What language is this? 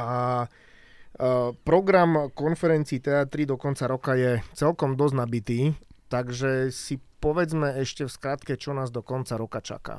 Slovak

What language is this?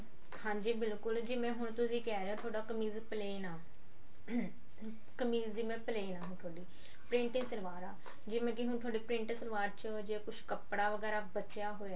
Punjabi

